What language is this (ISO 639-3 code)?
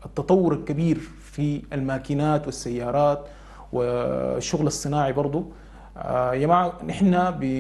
ara